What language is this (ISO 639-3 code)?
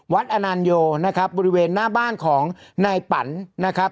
tha